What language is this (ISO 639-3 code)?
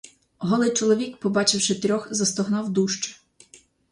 ukr